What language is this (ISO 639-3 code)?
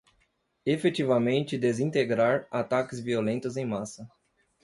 por